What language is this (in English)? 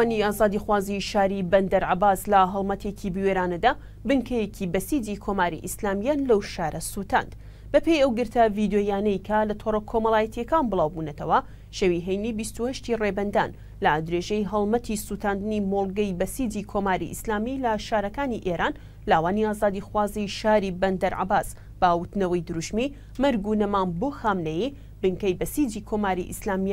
Arabic